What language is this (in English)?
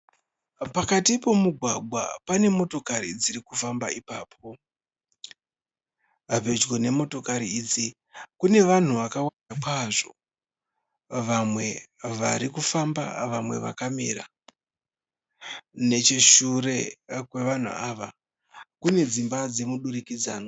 Shona